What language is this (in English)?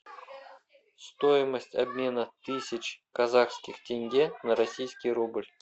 Russian